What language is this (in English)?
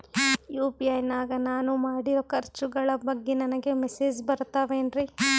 Kannada